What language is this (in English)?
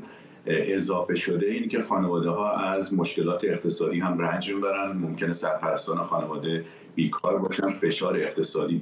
Persian